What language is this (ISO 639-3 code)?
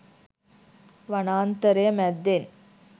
sin